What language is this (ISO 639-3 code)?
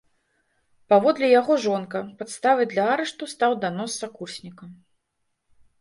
bel